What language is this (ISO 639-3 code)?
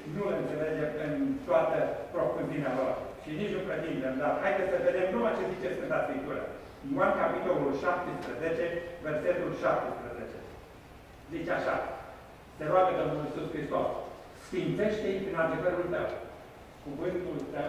ron